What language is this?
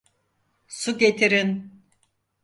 Turkish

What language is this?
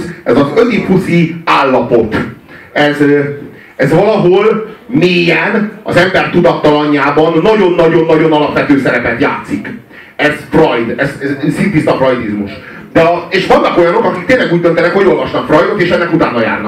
Hungarian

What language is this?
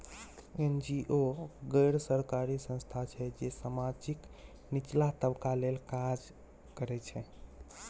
Maithili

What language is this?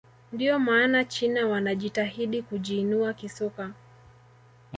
Swahili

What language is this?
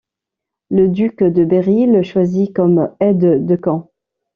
French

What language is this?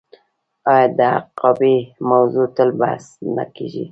Pashto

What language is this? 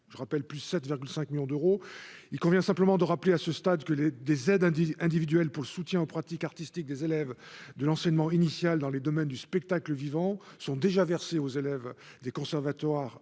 French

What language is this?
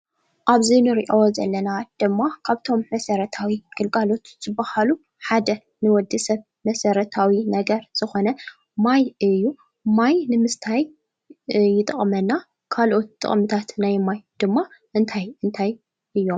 Tigrinya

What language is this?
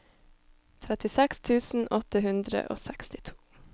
Norwegian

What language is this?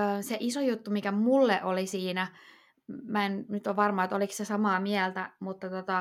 Finnish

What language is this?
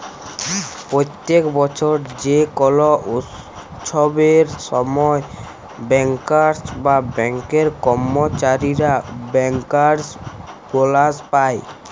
Bangla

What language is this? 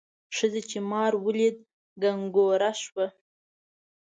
Pashto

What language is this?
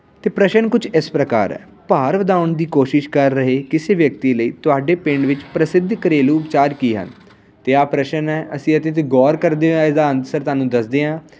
Punjabi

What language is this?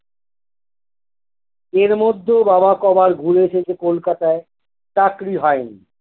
Bangla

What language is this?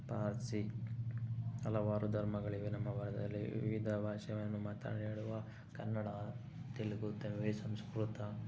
Kannada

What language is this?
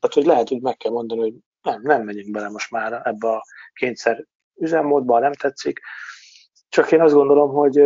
Hungarian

